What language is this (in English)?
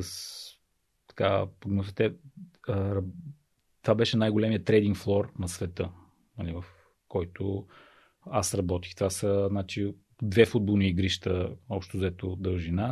Bulgarian